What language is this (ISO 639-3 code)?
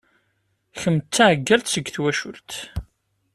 kab